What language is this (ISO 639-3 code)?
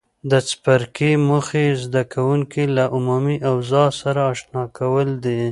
pus